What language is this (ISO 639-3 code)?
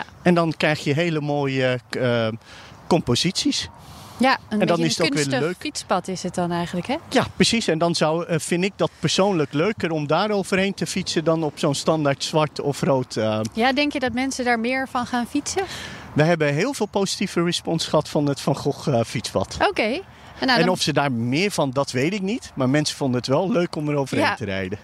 nld